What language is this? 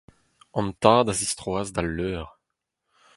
Breton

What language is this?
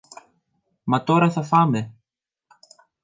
Greek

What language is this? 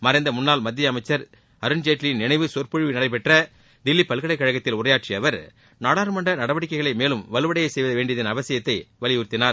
Tamil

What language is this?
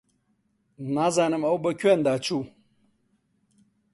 Central Kurdish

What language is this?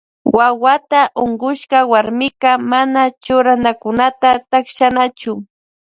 Loja Highland Quichua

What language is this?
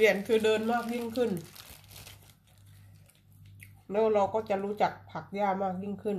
Thai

